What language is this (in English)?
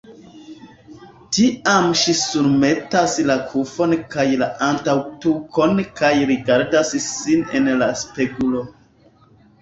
Esperanto